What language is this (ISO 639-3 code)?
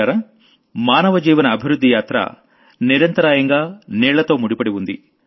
tel